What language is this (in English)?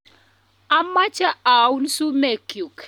Kalenjin